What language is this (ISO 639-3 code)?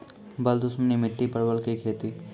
mai